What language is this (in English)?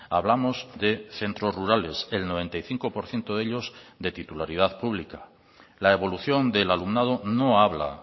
Spanish